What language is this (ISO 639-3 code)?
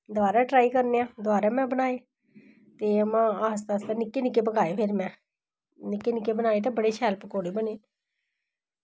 doi